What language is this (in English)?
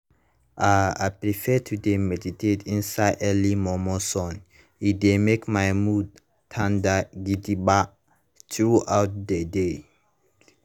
Nigerian Pidgin